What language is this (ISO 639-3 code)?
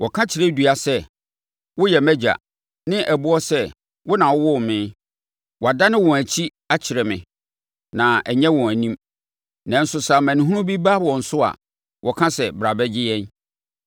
aka